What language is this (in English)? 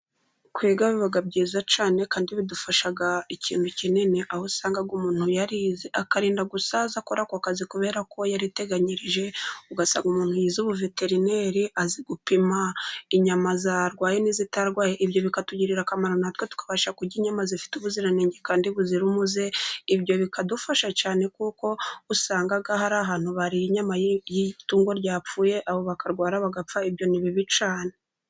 Kinyarwanda